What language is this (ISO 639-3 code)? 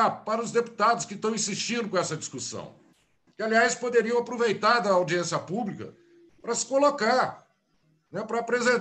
por